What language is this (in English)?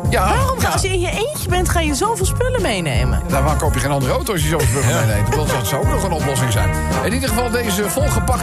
Dutch